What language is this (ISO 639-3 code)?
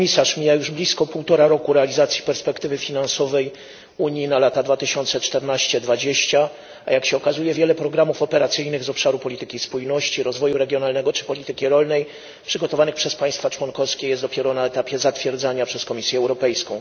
pol